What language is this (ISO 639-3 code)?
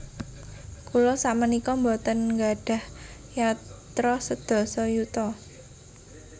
jav